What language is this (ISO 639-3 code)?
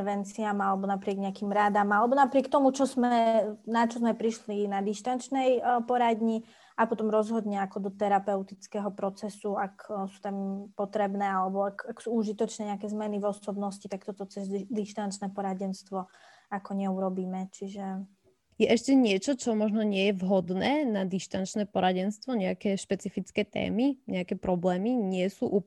slk